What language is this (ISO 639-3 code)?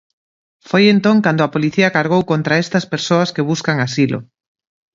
glg